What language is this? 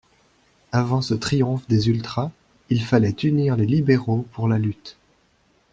French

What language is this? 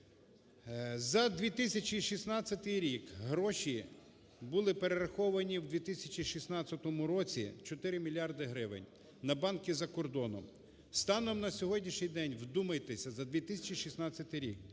Ukrainian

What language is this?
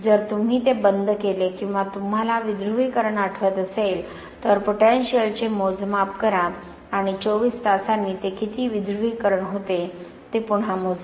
Marathi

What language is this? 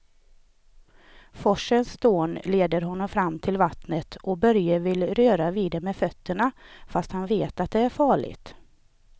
Swedish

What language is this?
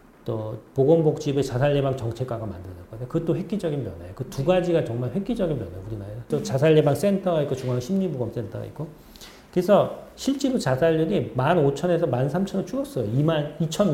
Korean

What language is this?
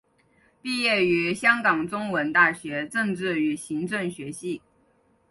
Chinese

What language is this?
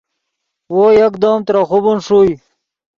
Yidgha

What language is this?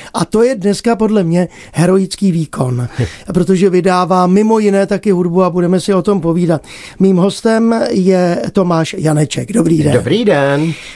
Czech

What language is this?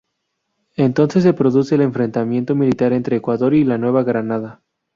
Spanish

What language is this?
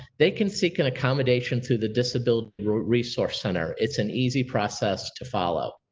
English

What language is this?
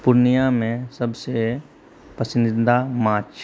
Maithili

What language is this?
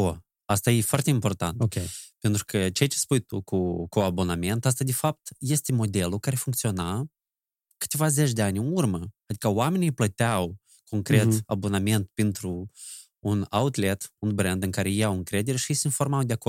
Romanian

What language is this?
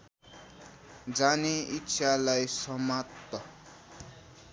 Nepali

